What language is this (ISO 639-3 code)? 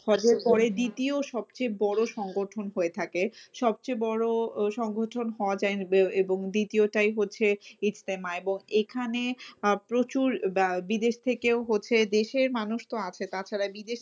ben